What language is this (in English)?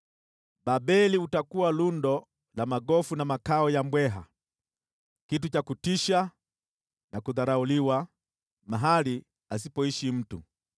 Swahili